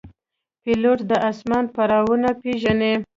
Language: Pashto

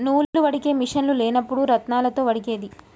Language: Telugu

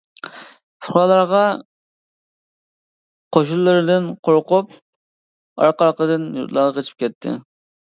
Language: Uyghur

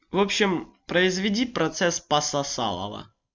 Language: Russian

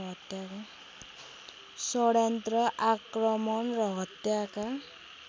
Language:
Nepali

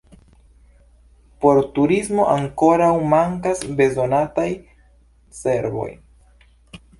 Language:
Esperanto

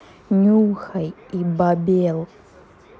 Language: Russian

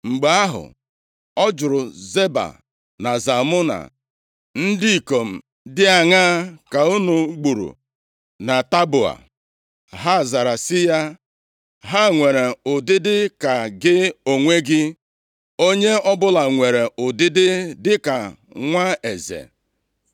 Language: Igbo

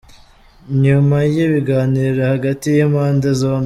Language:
Kinyarwanda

